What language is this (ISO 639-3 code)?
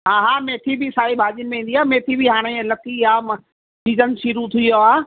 snd